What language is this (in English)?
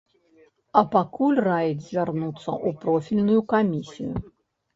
Belarusian